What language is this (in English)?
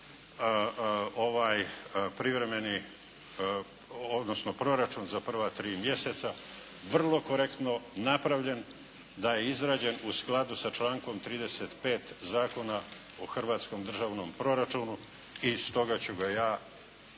Croatian